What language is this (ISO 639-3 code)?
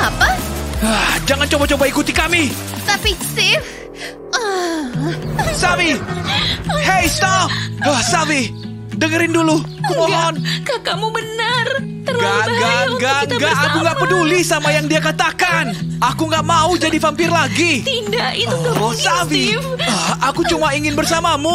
ind